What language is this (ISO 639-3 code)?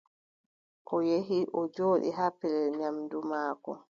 fub